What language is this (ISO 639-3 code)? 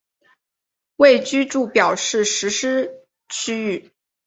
zho